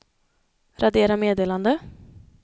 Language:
Swedish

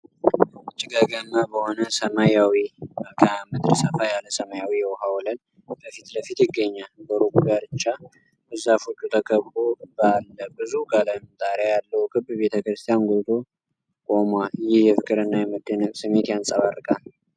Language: Amharic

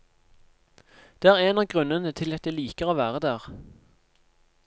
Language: Norwegian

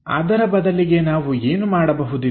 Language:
Kannada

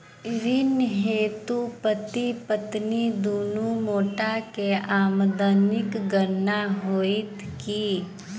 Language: Maithili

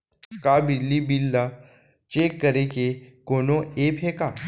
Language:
Chhattisgarhi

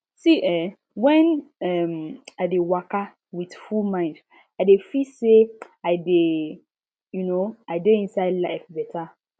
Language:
Nigerian Pidgin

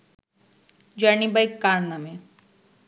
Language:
Bangla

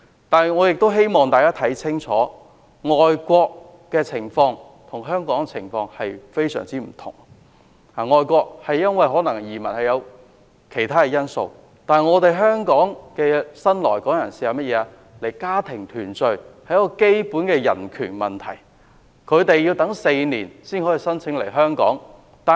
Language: Cantonese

